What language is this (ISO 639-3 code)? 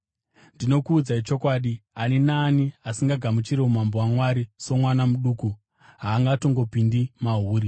sna